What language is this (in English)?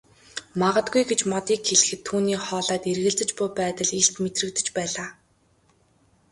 Mongolian